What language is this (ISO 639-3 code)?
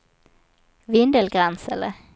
swe